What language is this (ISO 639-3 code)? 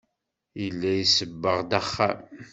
kab